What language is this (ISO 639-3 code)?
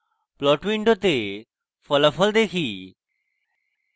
ben